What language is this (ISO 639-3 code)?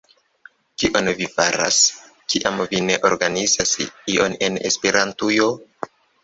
epo